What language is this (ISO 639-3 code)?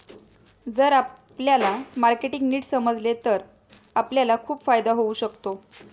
mar